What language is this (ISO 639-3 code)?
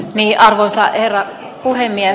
fin